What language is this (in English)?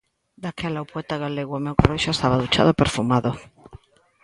Galician